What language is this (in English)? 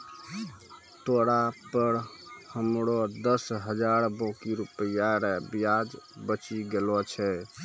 Maithili